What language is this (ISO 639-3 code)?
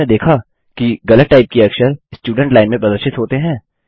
hin